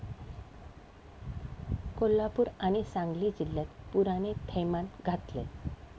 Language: Marathi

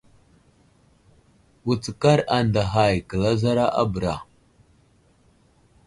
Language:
Wuzlam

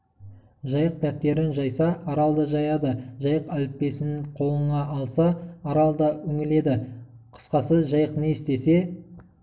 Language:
Kazakh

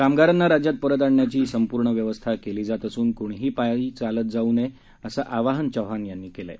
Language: Marathi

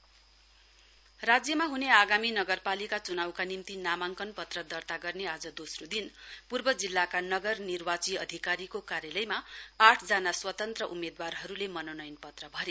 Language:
Nepali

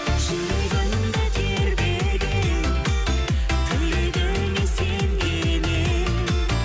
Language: Kazakh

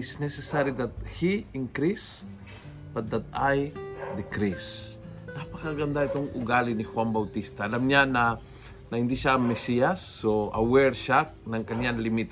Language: Filipino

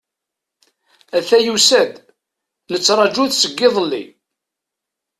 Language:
Kabyle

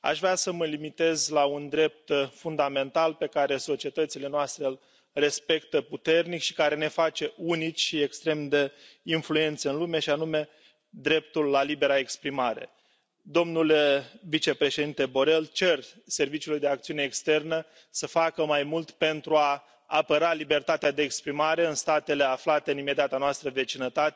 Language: Romanian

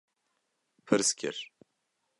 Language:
Kurdish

